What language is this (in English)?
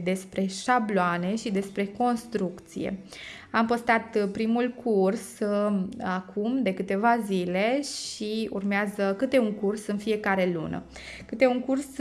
Romanian